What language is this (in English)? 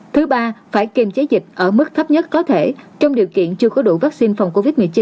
Vietnamese